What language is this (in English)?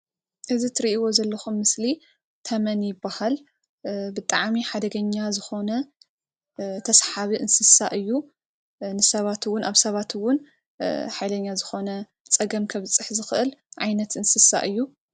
Tigrinya